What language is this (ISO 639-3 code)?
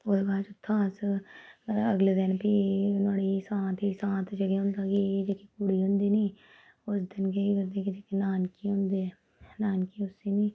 doi